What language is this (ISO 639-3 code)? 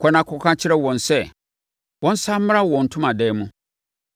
aka